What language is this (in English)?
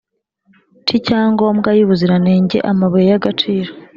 Kinyarwanda